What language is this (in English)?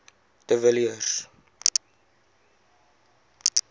Afrikaans